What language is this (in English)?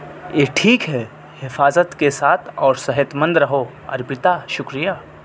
Urdu